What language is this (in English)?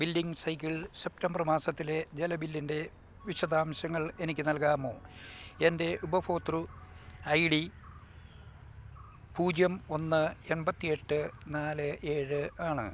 Malayalam